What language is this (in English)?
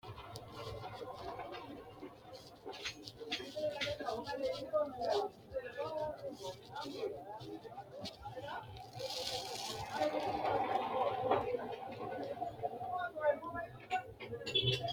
Sidamo